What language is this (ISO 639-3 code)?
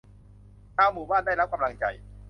tha